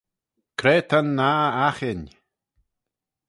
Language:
Manx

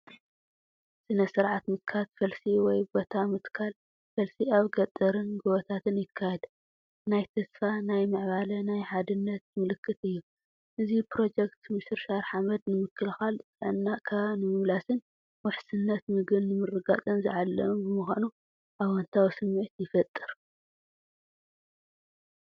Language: Tigrinya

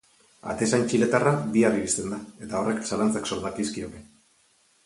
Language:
Basque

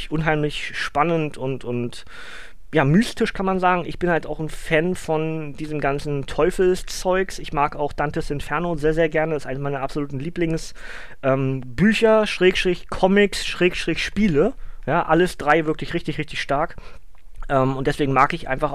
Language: German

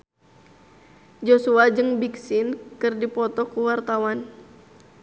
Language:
Sundanese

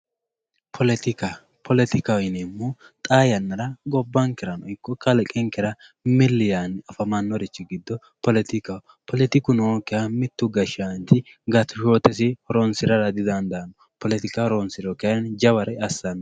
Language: Sidamo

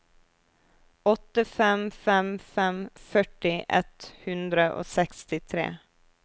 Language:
Norwegian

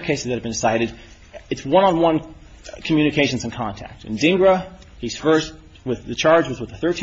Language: English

